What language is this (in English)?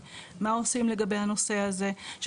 Hebrew